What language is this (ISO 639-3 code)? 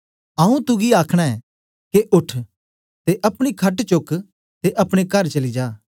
doi